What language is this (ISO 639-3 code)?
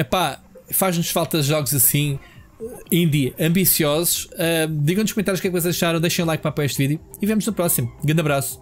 por